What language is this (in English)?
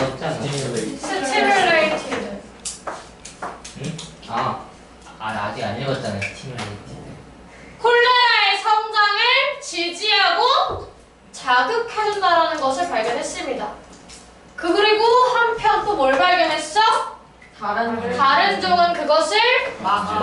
Korean